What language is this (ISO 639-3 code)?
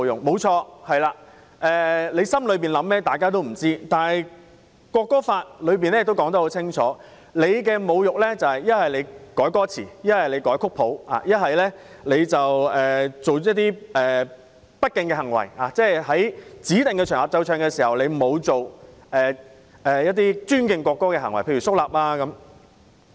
yue